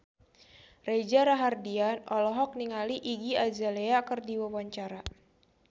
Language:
Sundanese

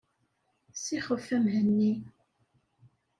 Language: Kabyle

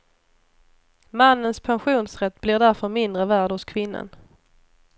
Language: Swedish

